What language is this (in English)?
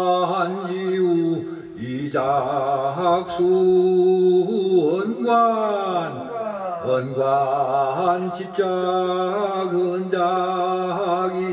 Korean